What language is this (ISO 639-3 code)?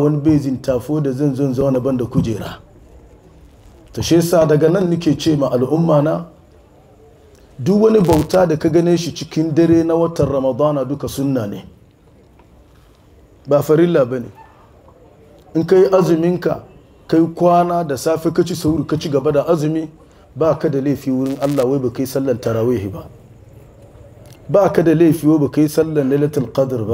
ara